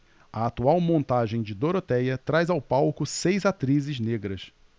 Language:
Portuguese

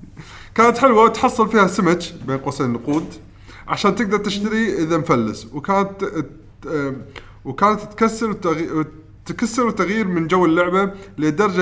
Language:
Arabic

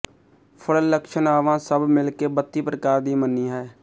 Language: Punjabi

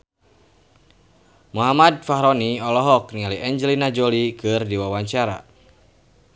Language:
Sundanese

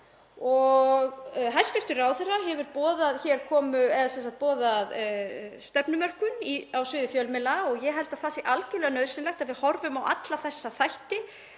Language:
Icelandic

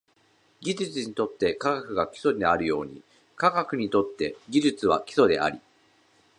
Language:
Japanese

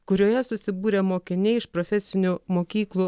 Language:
Lithuanian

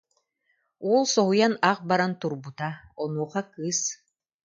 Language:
Yakut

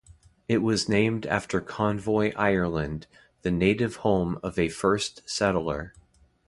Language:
English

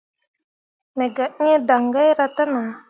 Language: Mundang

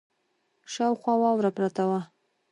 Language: Pashto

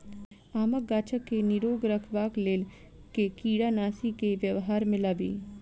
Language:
Maithili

